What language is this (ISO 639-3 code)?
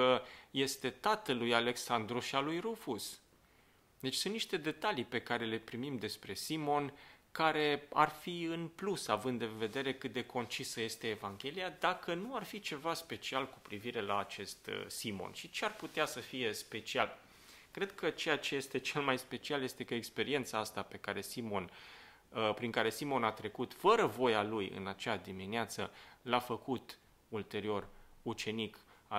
ron